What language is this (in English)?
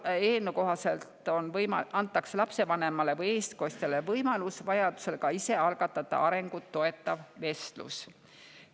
Estonian